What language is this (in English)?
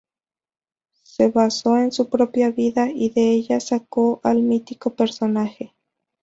Spanish